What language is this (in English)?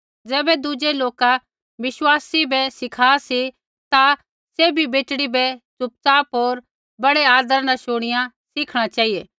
Kullu Pahari